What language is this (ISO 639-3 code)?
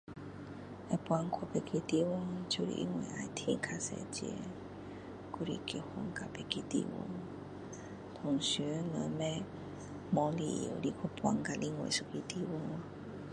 cdo